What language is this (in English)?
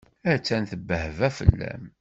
Kabyle